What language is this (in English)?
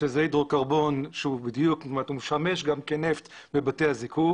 Hebrew